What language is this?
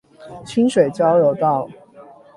Chinese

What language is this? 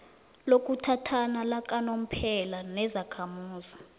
South Ndebele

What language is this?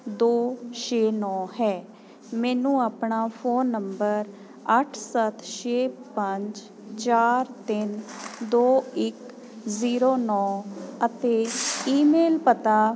Punjabi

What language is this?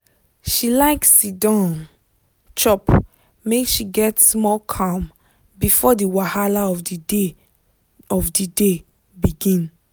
Nigerian Pidgin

